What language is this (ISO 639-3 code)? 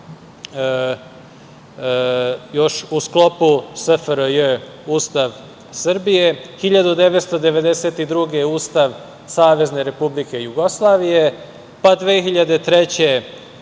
srp